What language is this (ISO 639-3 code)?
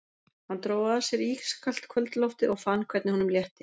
isl